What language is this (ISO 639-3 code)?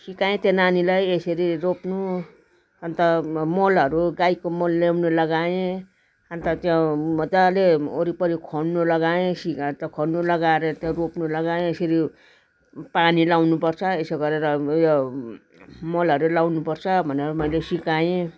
nep